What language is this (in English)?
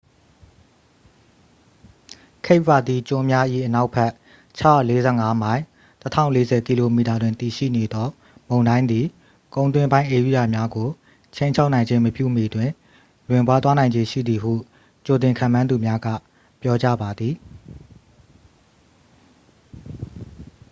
Burmese